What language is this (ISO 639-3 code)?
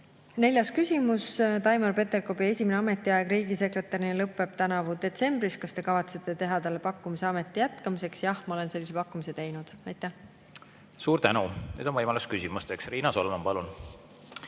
est